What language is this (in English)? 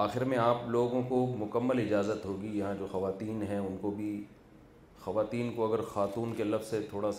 Urdu